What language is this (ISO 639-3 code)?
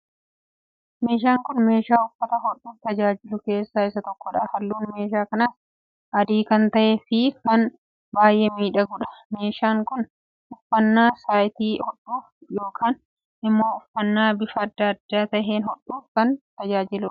orm